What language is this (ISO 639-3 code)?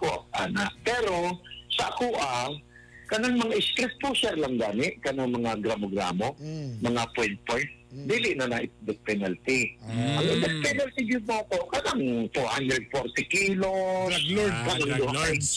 fil